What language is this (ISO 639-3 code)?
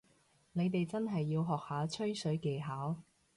yue